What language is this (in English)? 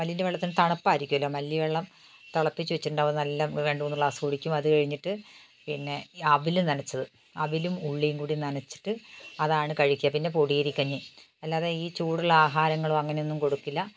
Malayalam